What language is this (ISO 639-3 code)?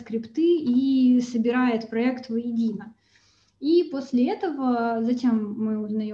rus